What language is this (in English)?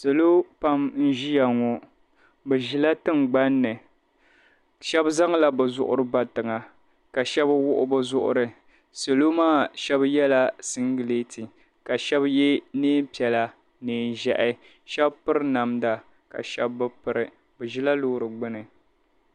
Dagbani